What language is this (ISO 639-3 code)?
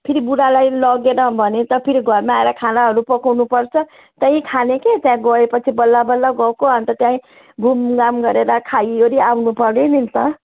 nep